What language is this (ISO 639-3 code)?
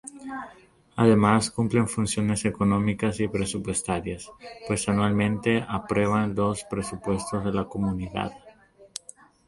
spa